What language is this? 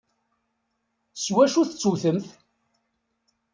Kabyle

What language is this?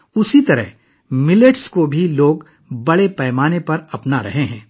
Urdu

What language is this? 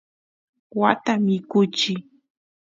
Santiago del Estero Quichua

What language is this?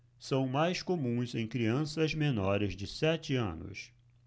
Portuguese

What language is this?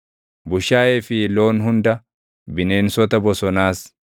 Oromo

